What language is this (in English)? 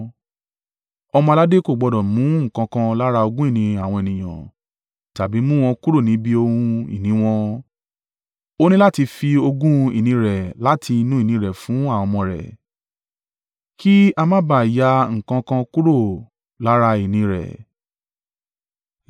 Yoruba